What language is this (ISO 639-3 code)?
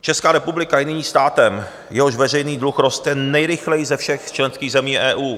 ces